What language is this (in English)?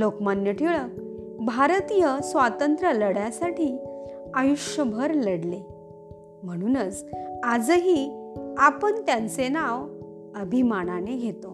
Marathi